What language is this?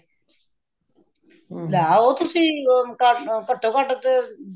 Punjabi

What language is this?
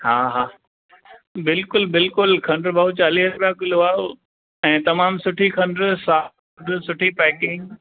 Sindhi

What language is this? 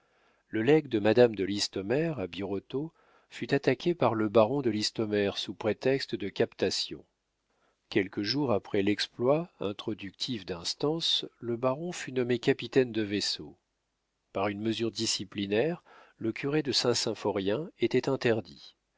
French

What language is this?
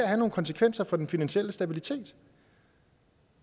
Danish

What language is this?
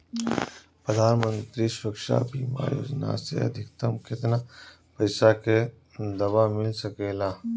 Bhojpuri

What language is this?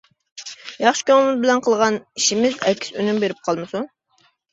Uyghur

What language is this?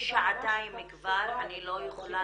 Hebrew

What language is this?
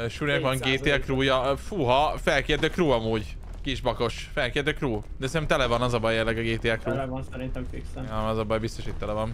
Hungarian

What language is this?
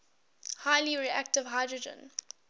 English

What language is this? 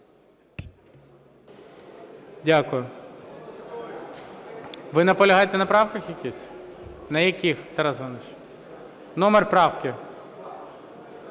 Ukrainian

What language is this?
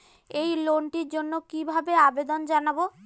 Bangla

